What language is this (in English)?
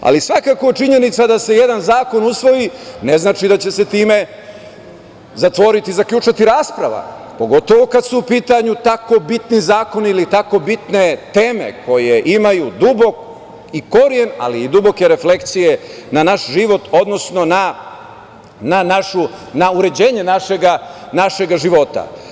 Serbian